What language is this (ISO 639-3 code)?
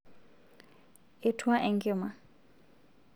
mas